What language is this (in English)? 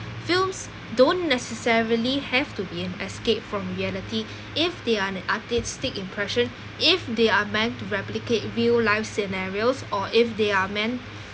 English